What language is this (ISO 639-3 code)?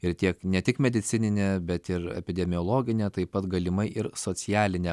lit